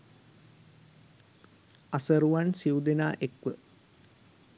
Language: Sinhala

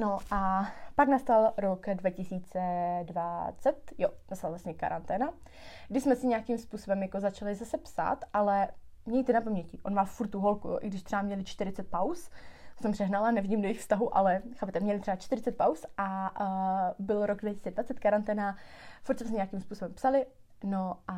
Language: Czech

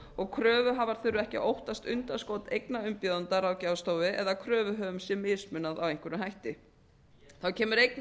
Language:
Icelandic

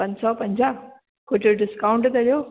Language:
Sindhi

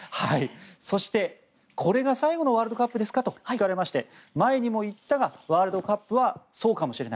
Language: Japanese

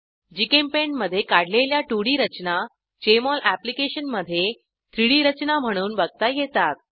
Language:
Marathi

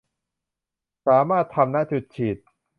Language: Thai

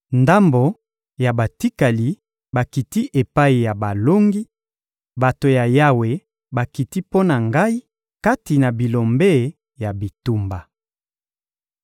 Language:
Lingala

